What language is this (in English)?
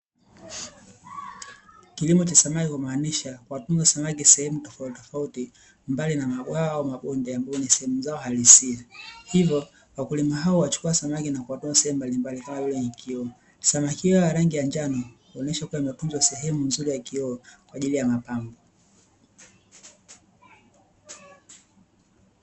Swahili